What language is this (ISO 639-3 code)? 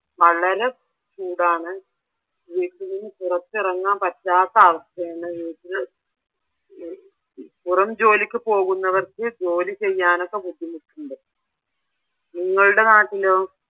mal